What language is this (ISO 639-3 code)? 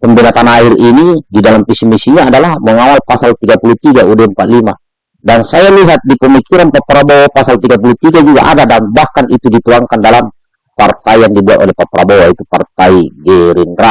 ind